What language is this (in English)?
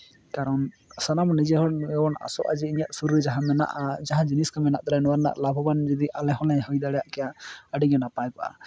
Santali